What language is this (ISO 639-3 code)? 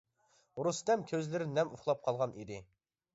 uig